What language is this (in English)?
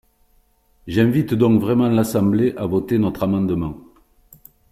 French